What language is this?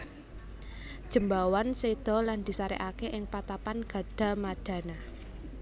Javanese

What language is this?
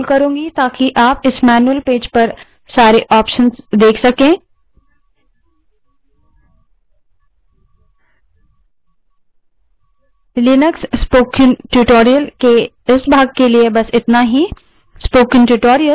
Hindi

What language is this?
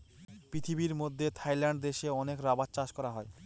Bangla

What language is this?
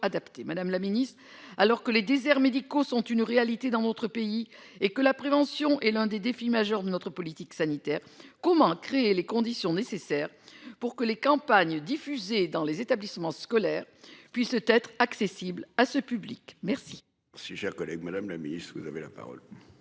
French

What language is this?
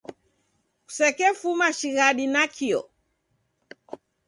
Taita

